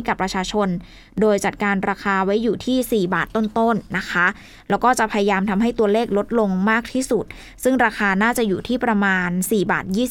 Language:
Thai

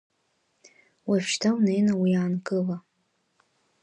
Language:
Abkhazian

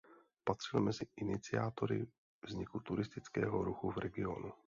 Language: Czech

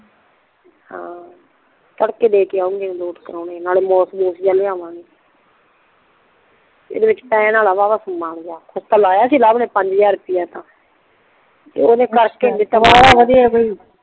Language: Punjabi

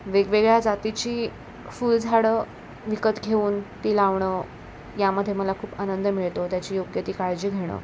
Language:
Marathi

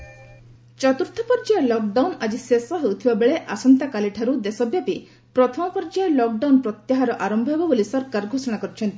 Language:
Odia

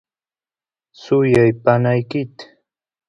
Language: Santiago del Estero Quichua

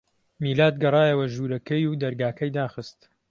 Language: Central Kurdish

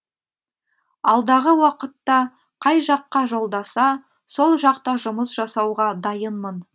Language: Kazakh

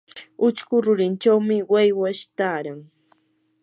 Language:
Yanahuanca Pasco Quechua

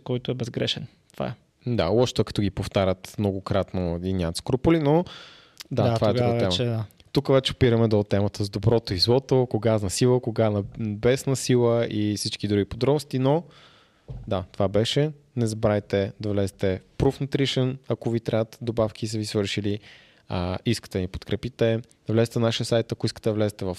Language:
Bulgarian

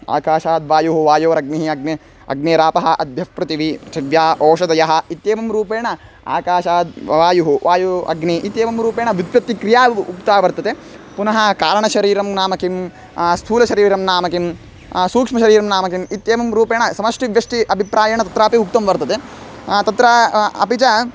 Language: Sanskrit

